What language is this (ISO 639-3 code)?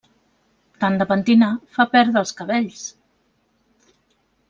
cat